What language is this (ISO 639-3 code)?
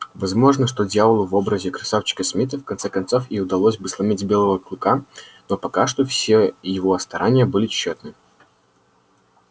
rus